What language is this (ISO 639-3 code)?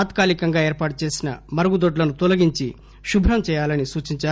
tel